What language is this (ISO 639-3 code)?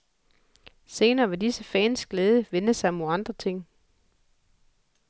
dan